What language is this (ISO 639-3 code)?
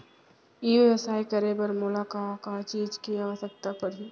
hne